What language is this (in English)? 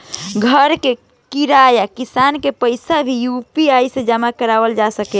Bhojpuri